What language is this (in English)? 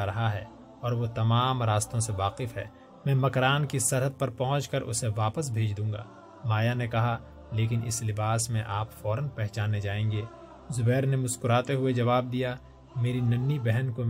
Urdu